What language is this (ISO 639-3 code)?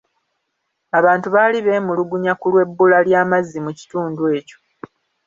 lug